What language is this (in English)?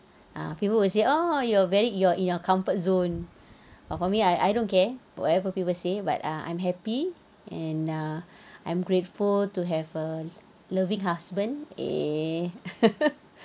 English